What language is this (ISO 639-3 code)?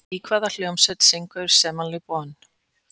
isl